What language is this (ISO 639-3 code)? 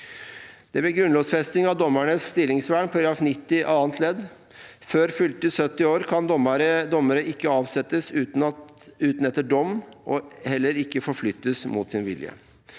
nor